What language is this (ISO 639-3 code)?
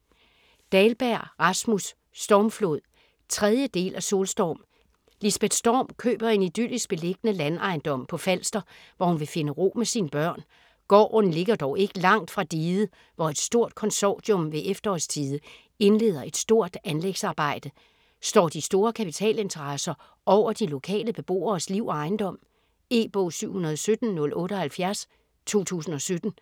dan